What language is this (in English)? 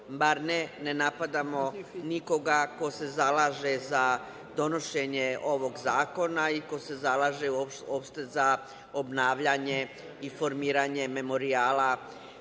Serbian